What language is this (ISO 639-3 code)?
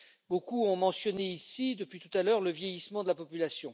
fra